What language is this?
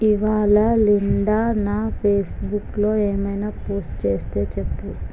Telugu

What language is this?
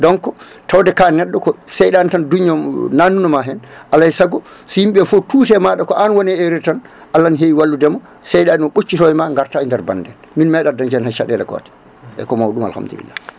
Fula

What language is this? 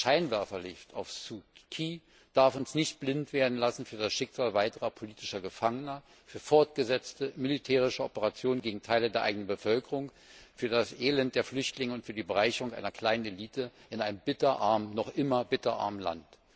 German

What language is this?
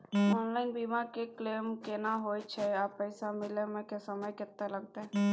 Maithili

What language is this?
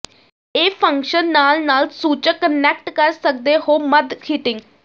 Punjabi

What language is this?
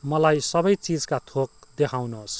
Nepali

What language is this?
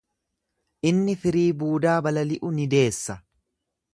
Oromo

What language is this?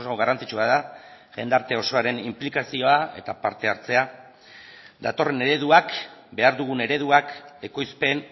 Basque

